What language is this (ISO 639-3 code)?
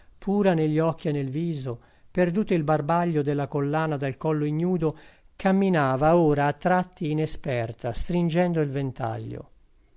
ita